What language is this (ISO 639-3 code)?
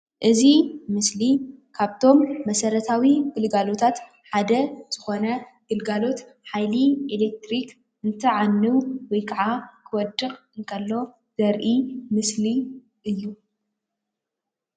tir